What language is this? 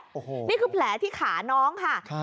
Thai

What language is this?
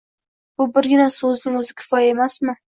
Uzbek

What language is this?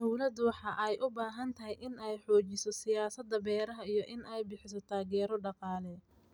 Somali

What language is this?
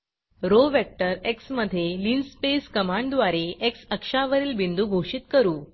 Marathi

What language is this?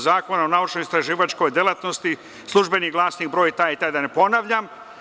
Serbian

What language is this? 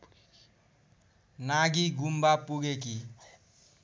Nepali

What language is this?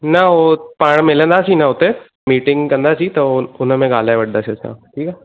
Sindhi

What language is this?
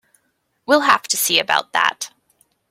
English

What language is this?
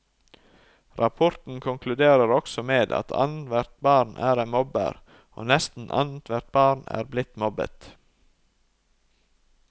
Norwegian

